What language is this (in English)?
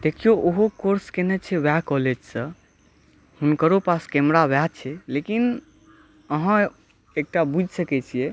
Maithili